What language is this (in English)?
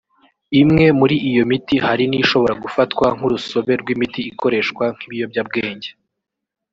Kinyarwanda